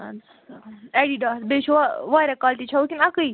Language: Kashmiri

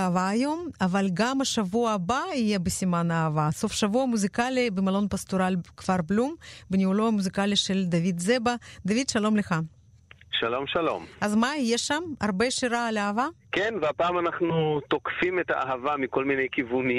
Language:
Hebrew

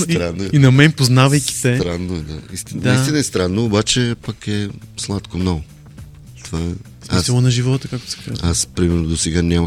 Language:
Bulgarian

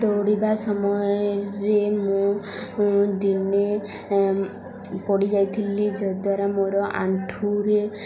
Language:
Odia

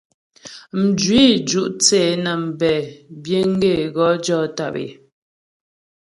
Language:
Ghomala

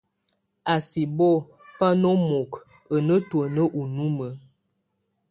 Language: Tunen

